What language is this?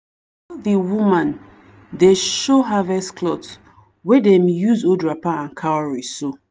Nigerian Pidgin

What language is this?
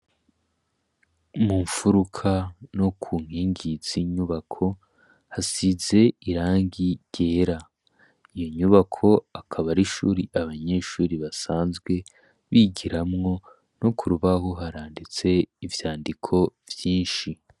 Rundi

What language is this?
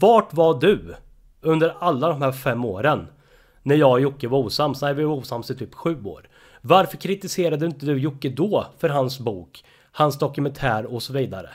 Swedish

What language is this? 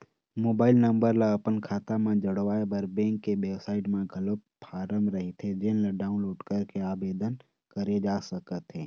Chhattisgarhi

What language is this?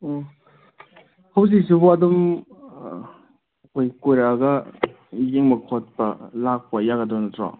Manipuri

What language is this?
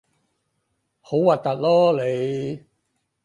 Cantonese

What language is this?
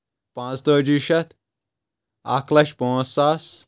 Kashmiri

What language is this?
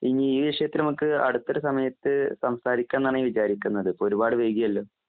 Malayalam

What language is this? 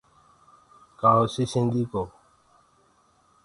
Gurgula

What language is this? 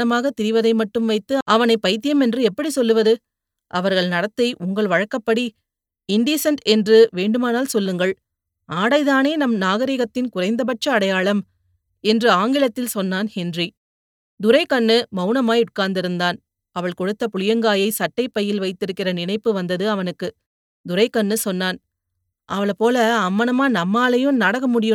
Tamil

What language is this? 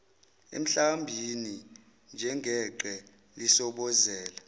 Zulu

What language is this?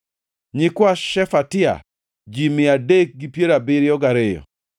Luo (Kenya and Tanzania)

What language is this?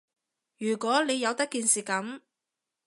Cantonese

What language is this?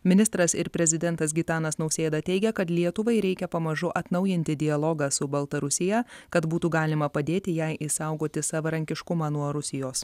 Lithuanian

